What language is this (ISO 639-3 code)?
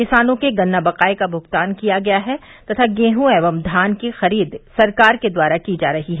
hin